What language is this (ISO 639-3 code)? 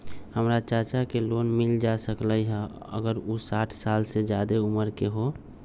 mag